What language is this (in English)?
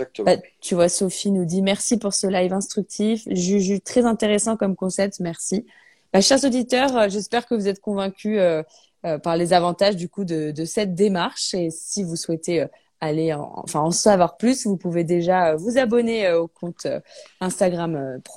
French